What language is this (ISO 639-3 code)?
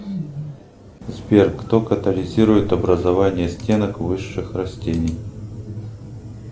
rus